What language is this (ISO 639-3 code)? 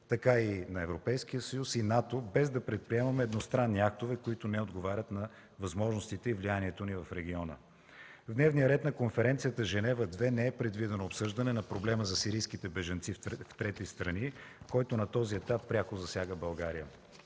bul